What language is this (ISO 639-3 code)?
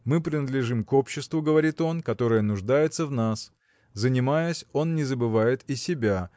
rus